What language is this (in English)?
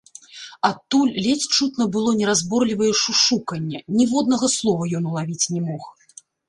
Belarusian